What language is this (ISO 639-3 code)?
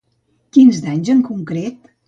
cat